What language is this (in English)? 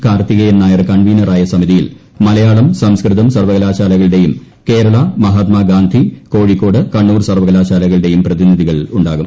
Malayalam